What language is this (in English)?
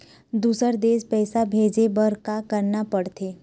Chhattisgarhi